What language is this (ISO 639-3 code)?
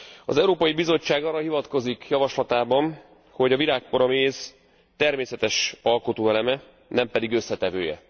hun